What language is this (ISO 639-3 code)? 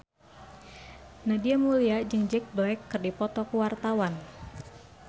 sun